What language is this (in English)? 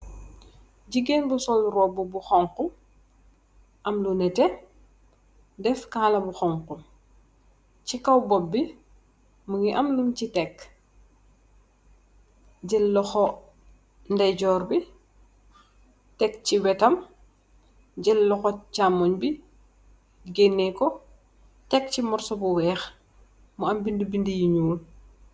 Wolof